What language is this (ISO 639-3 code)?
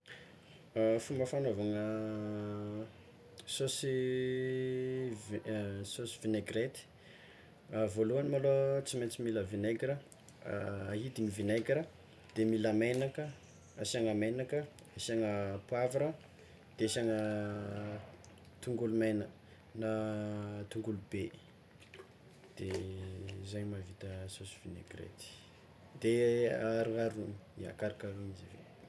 xmw